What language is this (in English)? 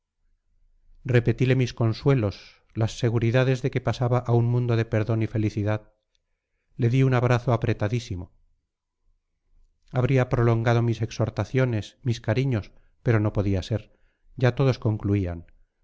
Spanish